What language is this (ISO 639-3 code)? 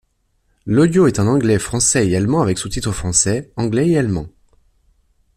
fra